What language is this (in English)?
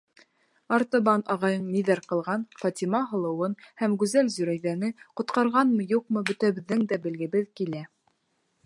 Bashkir